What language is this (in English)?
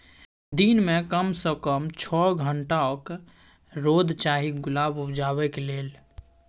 Maithili